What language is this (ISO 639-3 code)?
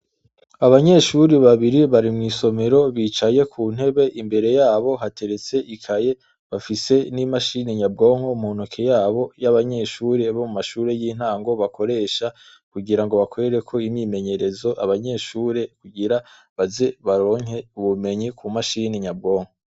run